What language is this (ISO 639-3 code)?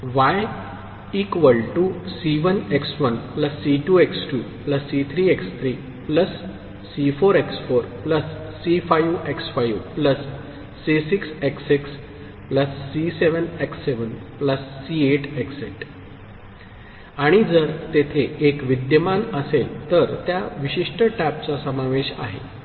mar